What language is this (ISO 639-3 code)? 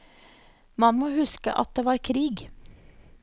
nor